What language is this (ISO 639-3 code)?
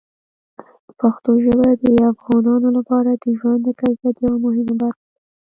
pus